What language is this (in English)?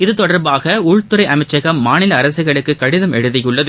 Tamil